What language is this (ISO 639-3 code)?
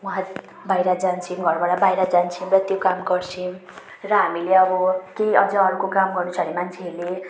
nep